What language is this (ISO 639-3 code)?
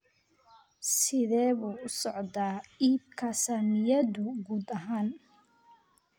som